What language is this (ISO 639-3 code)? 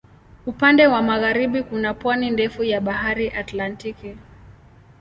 swa